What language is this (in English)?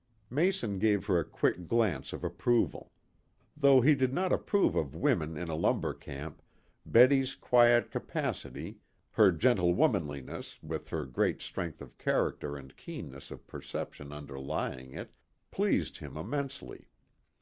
English